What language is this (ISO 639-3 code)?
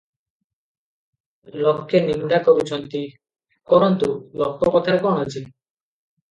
ori